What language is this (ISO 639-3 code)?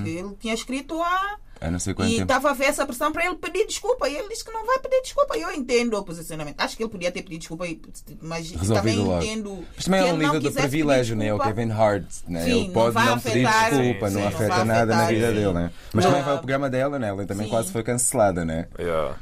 por